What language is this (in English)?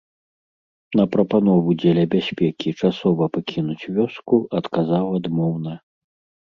Belarusian